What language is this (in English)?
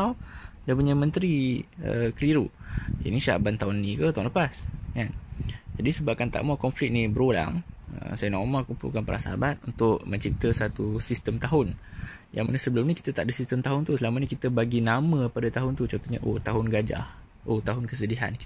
Malay